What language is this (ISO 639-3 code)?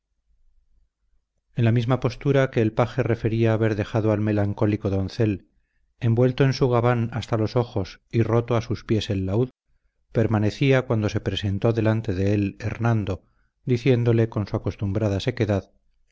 spa